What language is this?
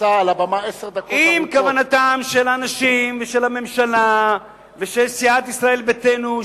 Hebrew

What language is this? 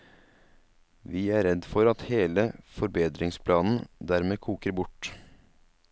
Norwegian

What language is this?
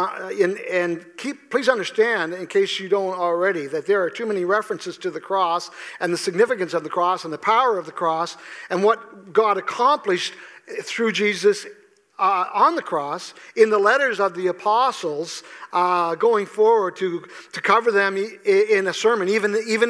English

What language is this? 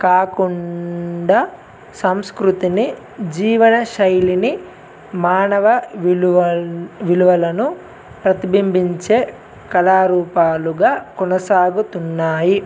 Telugu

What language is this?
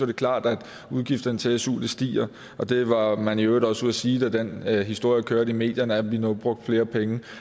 Danish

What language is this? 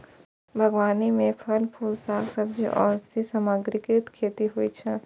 Maithili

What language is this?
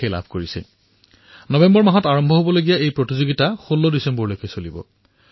Assamese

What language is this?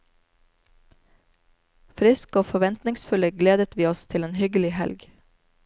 Norwegian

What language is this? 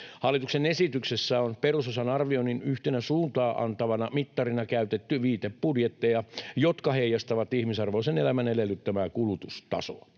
Finnish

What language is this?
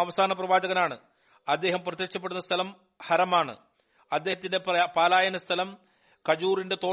Malayalam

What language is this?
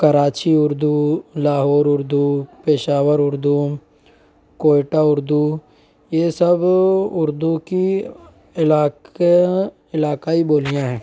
Urdu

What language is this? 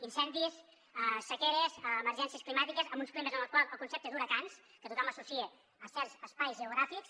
Catalan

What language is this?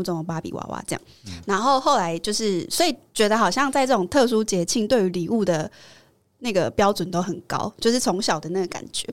Chinese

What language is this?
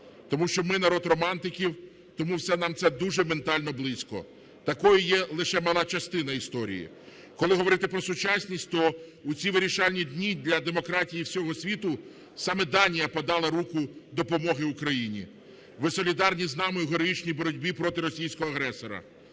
Ukrainian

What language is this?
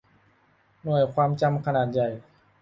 Thai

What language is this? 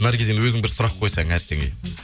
Kazakh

